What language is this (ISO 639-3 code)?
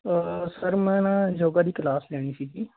pan